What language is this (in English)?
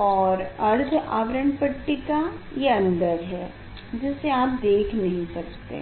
Hindi